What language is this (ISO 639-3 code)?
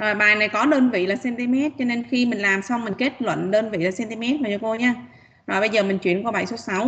vie